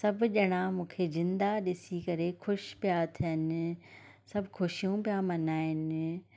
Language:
Sindhi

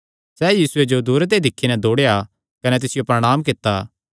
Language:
Kangri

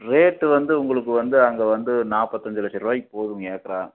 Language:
Tamil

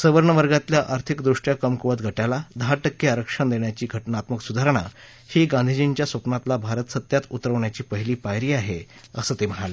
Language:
Marathi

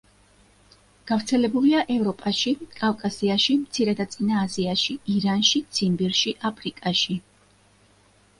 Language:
Georgian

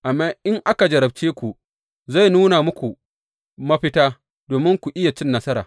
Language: Hausa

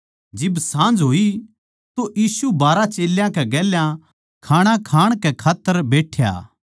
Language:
Haryanvi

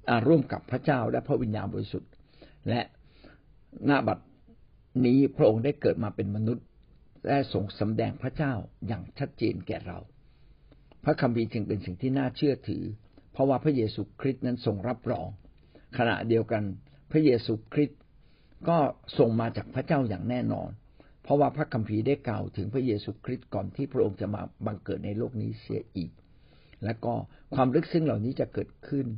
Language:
Thai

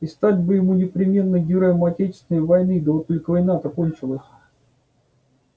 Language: Russian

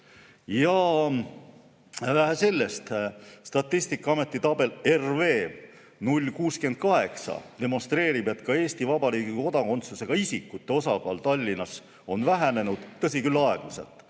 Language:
Estonian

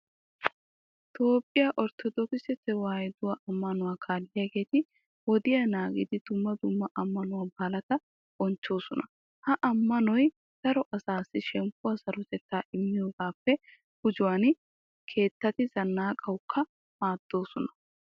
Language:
Wolaytta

